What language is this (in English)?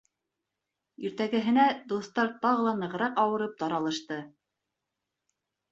Bashkir